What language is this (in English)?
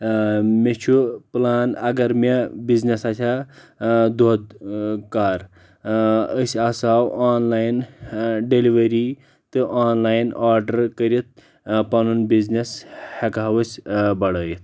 Kashmiri